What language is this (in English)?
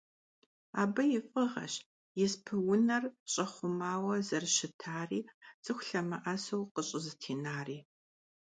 Kabardian